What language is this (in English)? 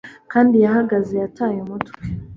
Kinyarwanda